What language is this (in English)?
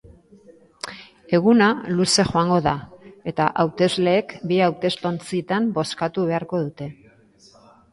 Basque